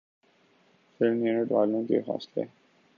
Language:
Urdu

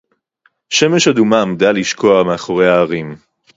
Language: Hebrew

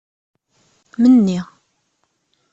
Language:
Kabyle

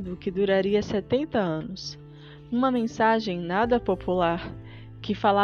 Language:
Portuguese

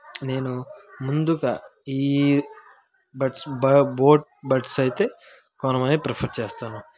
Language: Telugu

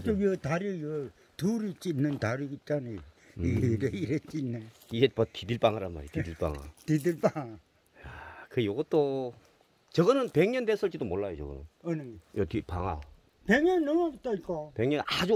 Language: Korean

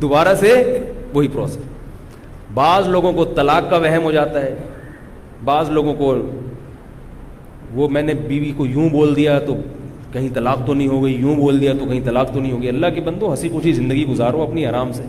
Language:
Urdu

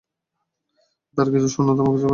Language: Bangla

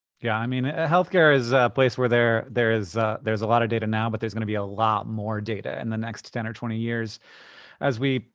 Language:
English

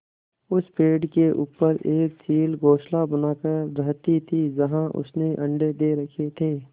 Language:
Hindi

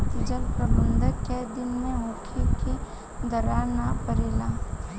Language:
Bhojpuri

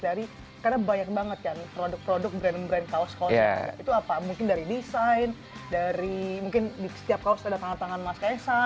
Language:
Indonesian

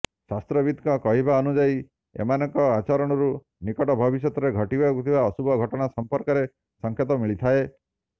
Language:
Odia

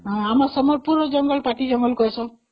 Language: Odia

